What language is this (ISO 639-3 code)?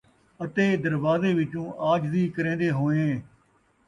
skr